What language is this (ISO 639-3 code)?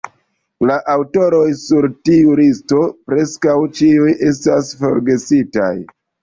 epo